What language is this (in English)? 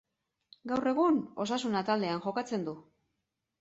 Basque